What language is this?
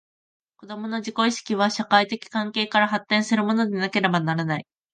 Japanese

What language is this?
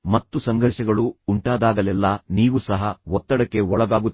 Kannada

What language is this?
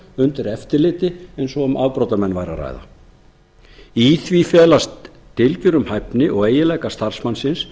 Icelandic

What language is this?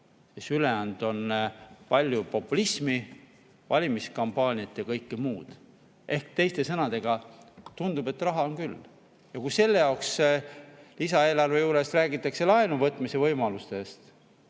Estonian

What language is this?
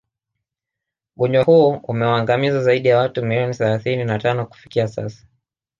Swahili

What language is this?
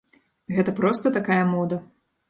Belarusian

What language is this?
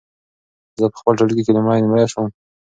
Pashto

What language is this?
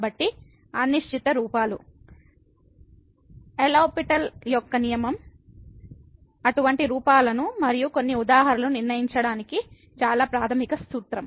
Telugu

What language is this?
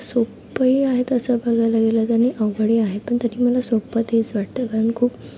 Marathi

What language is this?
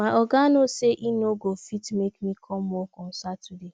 Nigerian Pidgin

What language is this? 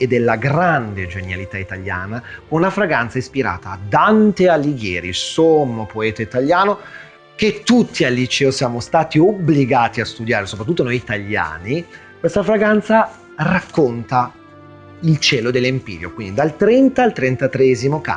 Italian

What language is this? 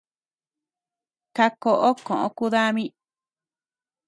Tepeuxila Cuicatec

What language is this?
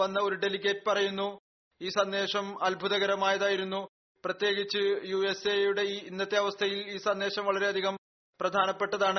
Malayalam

